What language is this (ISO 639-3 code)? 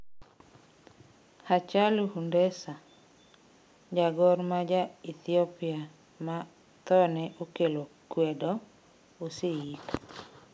luo